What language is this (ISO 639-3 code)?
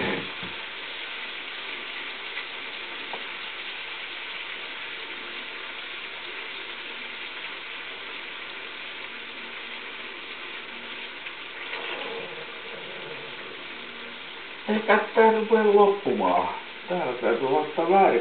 fin